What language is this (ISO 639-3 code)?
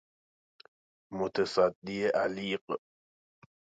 fas